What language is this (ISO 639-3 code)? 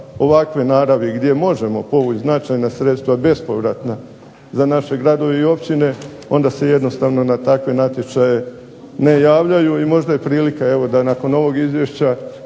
hrv